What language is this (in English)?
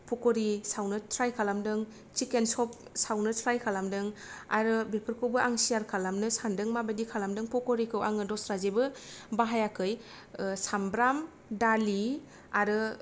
Bodo